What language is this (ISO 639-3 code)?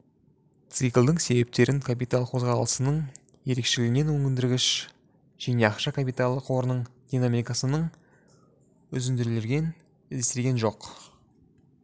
kaz